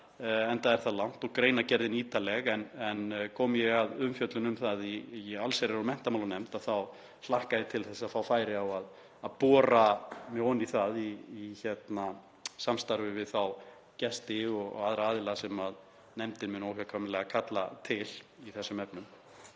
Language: Icelandic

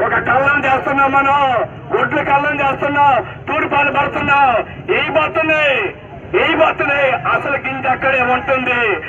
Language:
Arabic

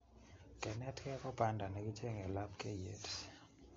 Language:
Kalenjin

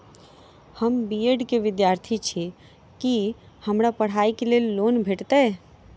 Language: Maithili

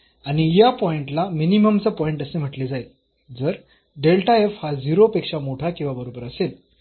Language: Marathi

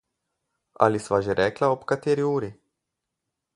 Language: Slovenian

